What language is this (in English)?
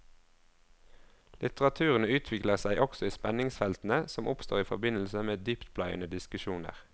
Norwegian